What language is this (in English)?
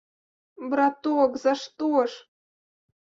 Belarusian